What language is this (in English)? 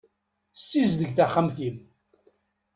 Kabyle